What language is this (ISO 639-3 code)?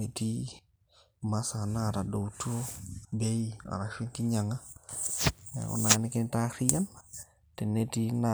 mas